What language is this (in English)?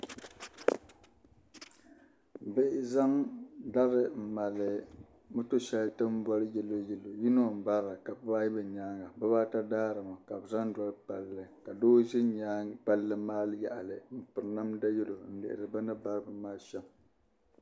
Dagbani